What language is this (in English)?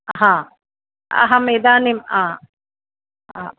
Sanskrit